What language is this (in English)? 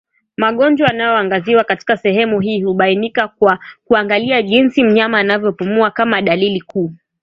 Swahili